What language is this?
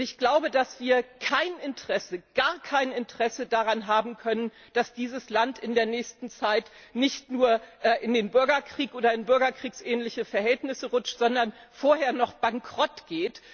German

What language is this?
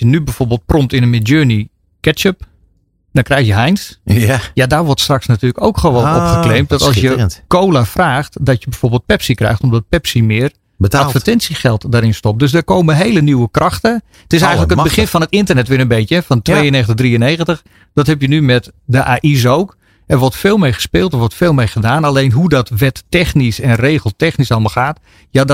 Dutch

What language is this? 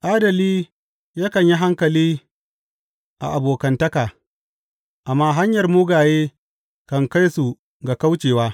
Hausa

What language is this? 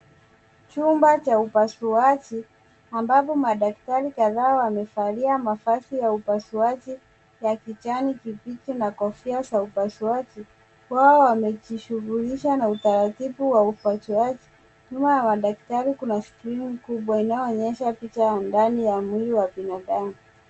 Swahili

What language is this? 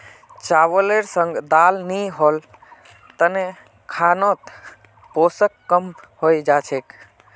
Magahi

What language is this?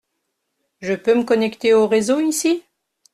French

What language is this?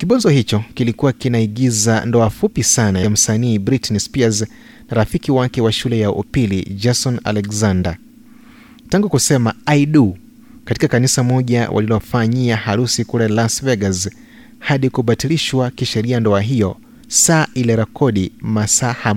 Swahili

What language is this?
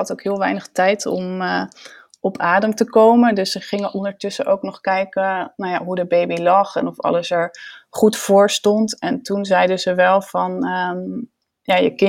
Dutch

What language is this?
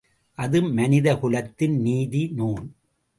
Tamil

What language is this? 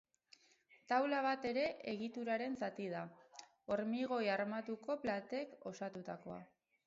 Basque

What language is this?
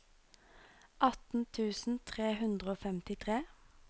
Norwegian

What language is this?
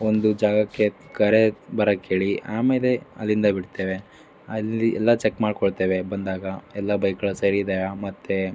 Kannada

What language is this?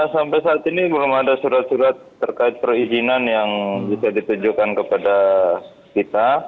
Indonesian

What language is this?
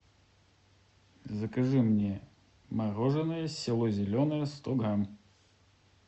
Russian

